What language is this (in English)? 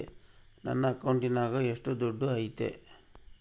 Kannada